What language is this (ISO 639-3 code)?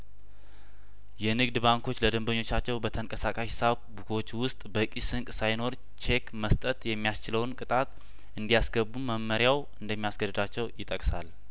amh